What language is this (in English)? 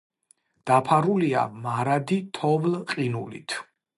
Georgian